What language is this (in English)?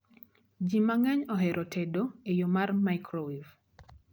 Luo (Kenya and Tanzania)